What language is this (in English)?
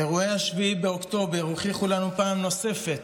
Hebrew